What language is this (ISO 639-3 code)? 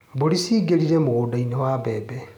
kik